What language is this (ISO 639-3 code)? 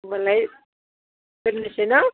brx